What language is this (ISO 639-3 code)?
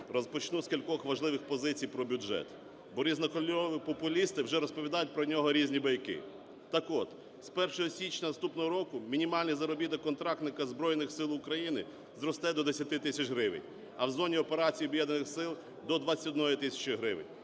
ukr